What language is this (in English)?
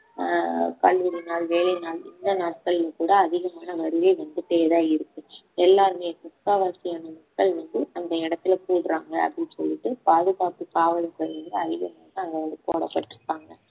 Tamil